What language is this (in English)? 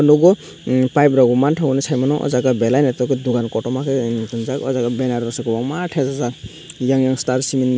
Kok Borok